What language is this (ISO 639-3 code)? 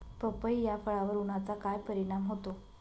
mar